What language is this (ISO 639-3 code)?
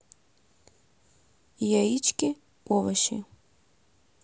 rus